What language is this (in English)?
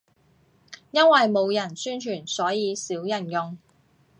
Cantonese